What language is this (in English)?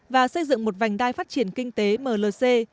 Vietnamese